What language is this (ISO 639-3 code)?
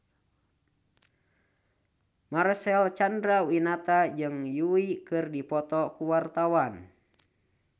sun